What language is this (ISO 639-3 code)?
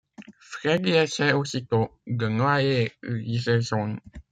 fra